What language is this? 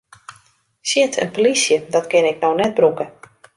Western Frisian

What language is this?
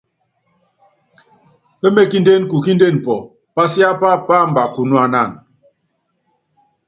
Yangben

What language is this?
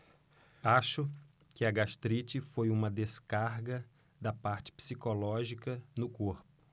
Portuguese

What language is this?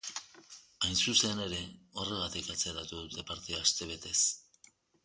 Basque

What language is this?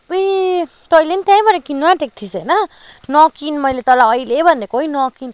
Nepali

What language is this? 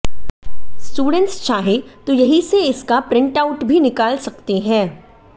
Hindi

